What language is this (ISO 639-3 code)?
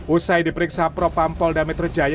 ind